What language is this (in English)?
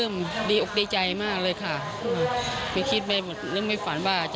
Thai